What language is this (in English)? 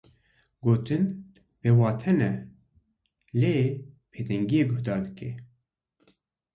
Kurdish